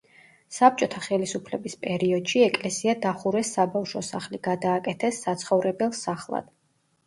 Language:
Georgian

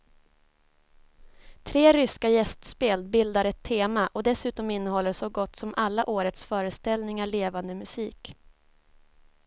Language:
Swedish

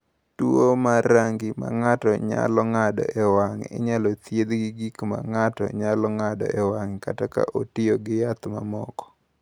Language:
Luo (Kenya and Tanzania)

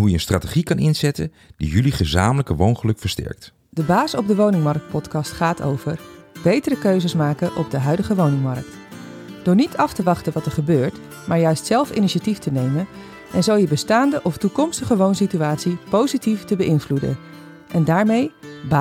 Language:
Dutch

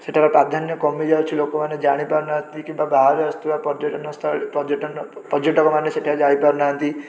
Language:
Odia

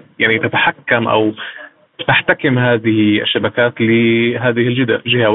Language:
Arabic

